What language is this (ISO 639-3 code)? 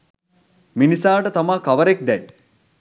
sin